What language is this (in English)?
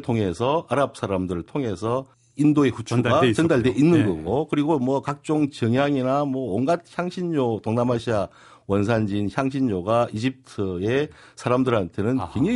Korean